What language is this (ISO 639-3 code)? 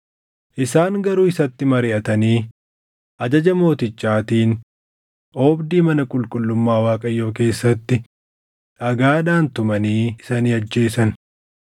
orm